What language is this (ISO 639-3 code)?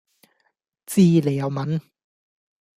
yue